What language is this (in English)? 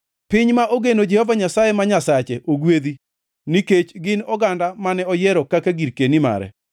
Luo (Kenya and Tanzania)